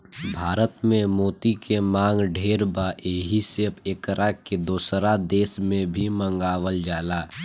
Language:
Bhojpuri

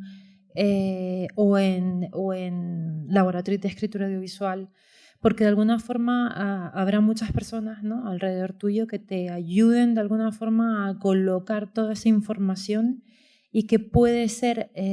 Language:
Spanish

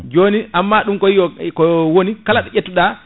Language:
Fula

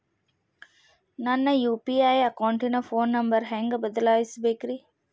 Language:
Kannada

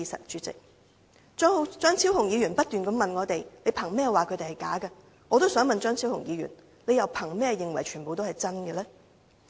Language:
Cantonese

